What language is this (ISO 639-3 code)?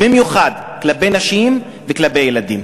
heb